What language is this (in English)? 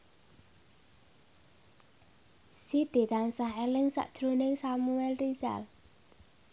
Javanese